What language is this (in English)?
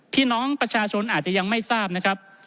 Thai